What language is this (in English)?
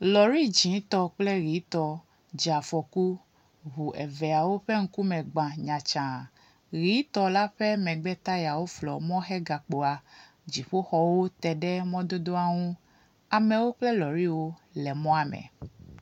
Ewe